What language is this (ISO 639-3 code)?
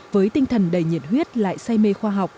vie